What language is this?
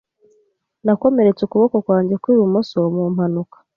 Kinyarwanda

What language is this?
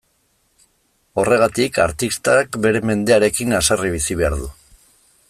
Basque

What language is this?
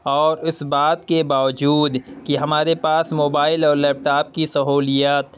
Urdu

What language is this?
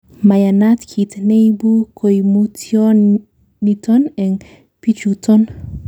Kalenjin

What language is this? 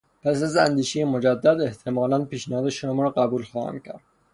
Persian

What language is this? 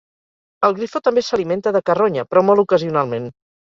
Catalan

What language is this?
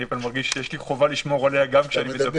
Hebrew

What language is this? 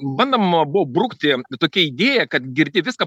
Lithuanian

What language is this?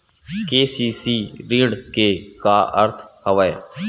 Chhattisgarhi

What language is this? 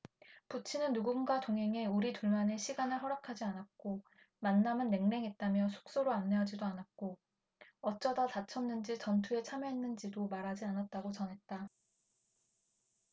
Korean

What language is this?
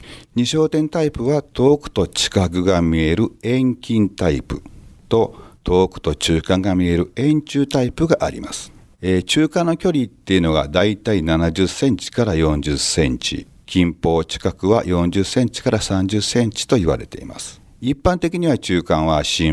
Japanese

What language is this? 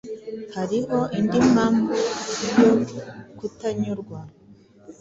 Kinyarwanda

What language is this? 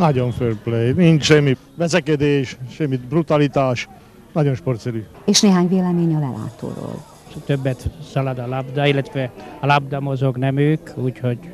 Hungarian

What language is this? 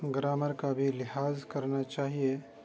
Urdu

